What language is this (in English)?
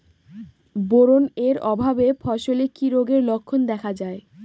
Bangla